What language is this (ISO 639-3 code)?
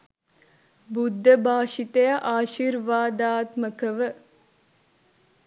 sin